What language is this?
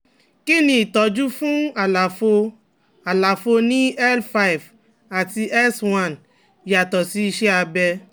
Yoruba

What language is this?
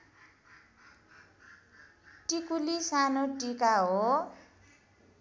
Nepali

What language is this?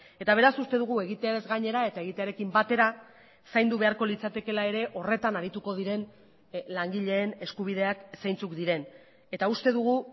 Basque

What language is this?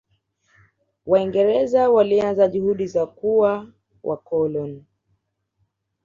Swahili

